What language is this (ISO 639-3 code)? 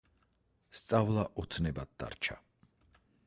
kat